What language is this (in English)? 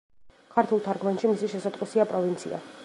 Georgian